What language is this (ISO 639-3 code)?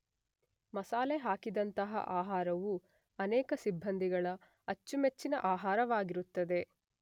kan